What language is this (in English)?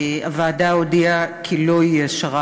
Hebrew